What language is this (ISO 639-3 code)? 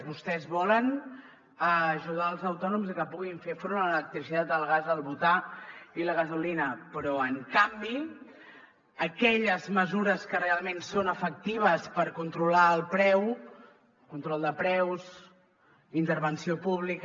cat